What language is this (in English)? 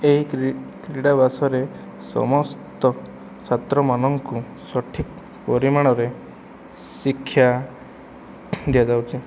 Odia